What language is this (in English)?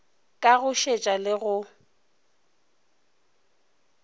Northern Sotho